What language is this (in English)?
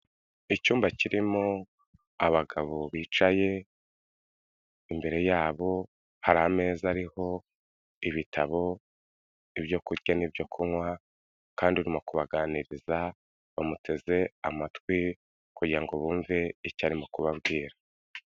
Kinyarwanda